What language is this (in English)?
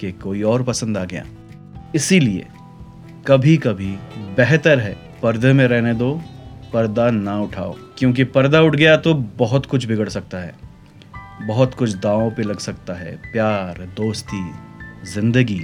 Hindi